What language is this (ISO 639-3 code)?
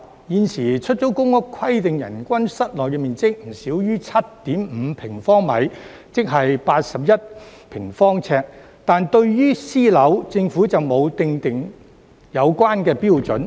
yue